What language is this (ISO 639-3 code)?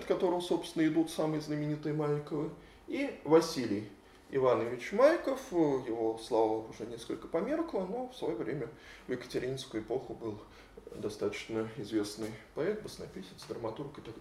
rus